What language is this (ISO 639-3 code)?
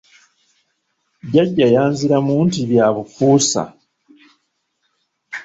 lug